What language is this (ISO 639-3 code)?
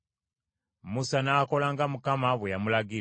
lug